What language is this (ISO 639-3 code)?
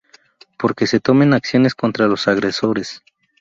spa